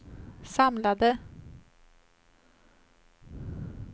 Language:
Swedish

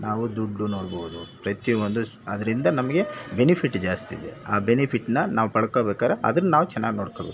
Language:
Kannada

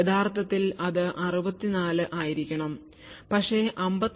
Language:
Malayalam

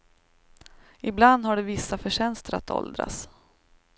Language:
Swedish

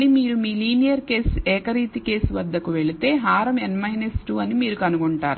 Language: Telugu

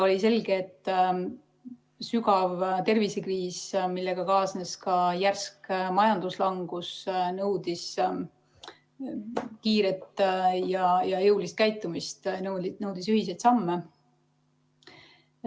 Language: Estonian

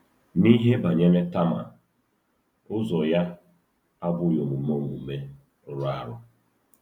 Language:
Igbo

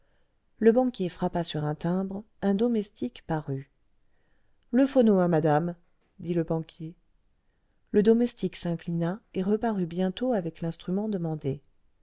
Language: French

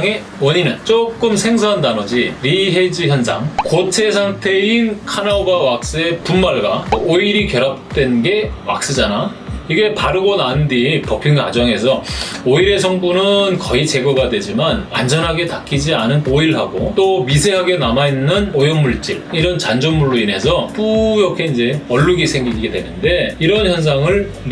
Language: Korean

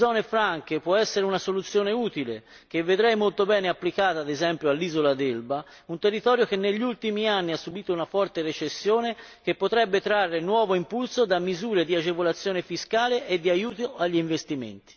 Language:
Italian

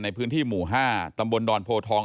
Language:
Thai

